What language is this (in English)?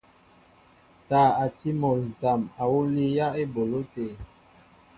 Mbo (Cameroon)